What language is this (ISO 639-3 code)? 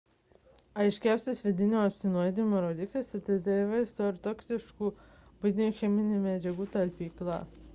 lit